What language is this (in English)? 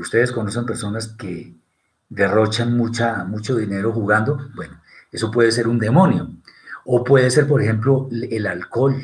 Spanish